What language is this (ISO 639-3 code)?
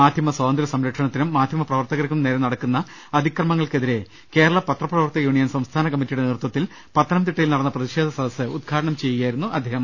mal